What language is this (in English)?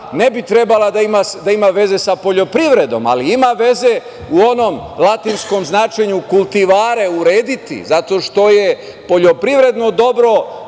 Serbian